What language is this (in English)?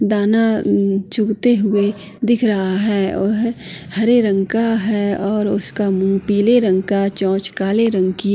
Hindi